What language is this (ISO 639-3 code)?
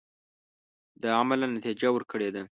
pus